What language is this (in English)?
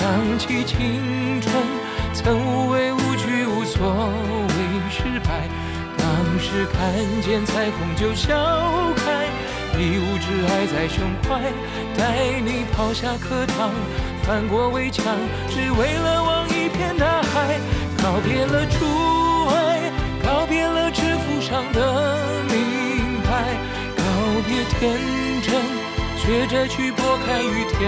Chinese